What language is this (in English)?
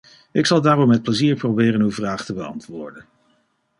Dutch